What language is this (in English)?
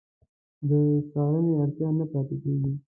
Pashto